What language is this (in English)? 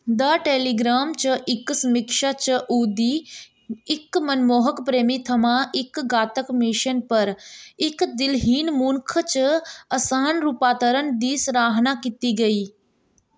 Dogri